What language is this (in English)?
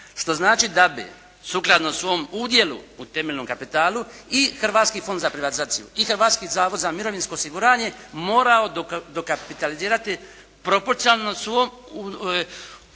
Croatian